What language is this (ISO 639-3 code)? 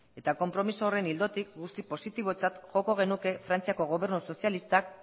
eus